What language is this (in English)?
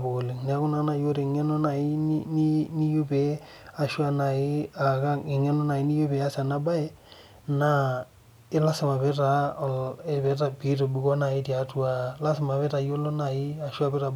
Masai